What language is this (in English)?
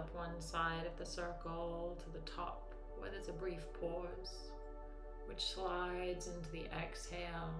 English